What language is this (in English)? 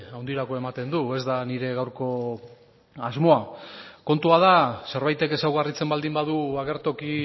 Basque